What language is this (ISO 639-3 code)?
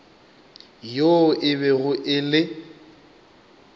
nso